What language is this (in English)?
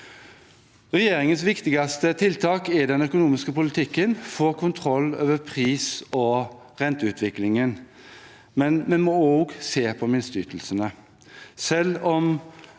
Norwegian